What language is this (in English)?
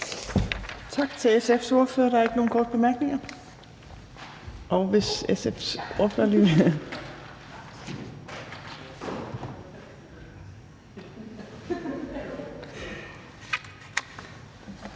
Danish